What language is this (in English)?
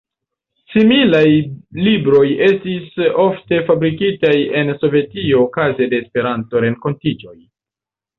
Esperanto